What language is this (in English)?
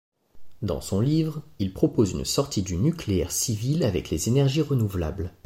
French